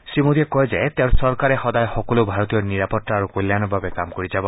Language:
Assamese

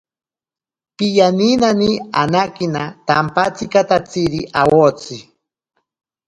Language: Ashéninka Perené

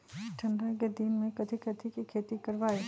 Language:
Magahi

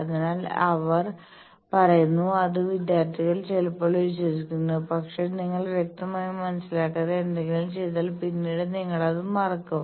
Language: Malayalam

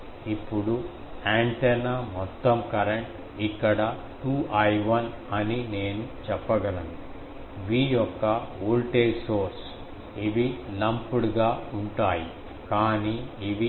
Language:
Telugu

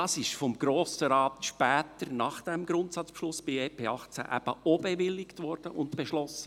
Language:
Swiss German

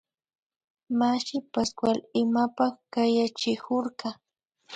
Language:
Imbabura Highland Quichua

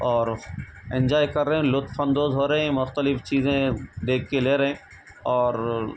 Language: Urdu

